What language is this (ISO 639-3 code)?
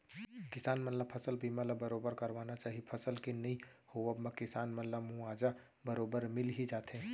hne